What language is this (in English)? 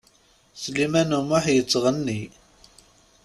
Kabyle